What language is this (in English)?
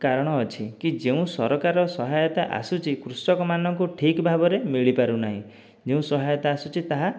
Odia